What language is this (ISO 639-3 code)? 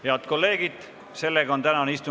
est